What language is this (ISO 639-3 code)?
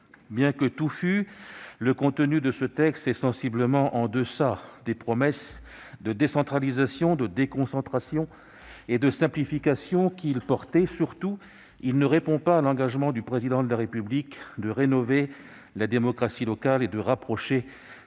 fra